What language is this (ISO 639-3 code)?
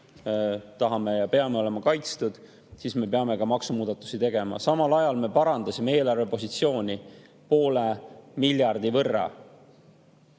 est